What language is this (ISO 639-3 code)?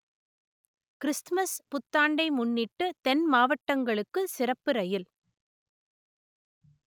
tam